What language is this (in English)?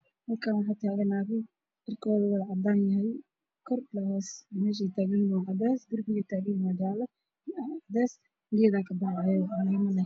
Somali